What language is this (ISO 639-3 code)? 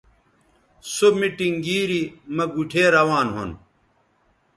btv